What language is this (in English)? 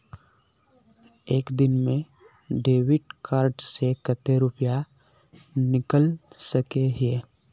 Magahi